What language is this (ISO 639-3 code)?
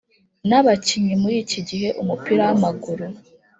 kin